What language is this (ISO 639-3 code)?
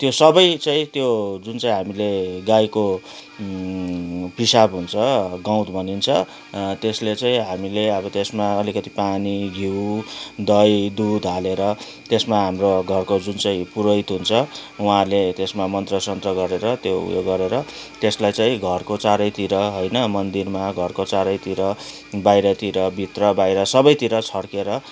nep